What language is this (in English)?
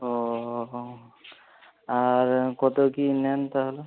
Bangla